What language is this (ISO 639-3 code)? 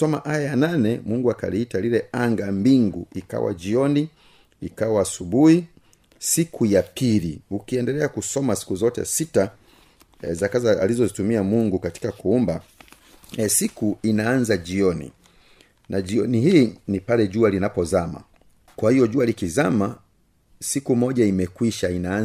swa